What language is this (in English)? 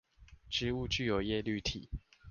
Chinese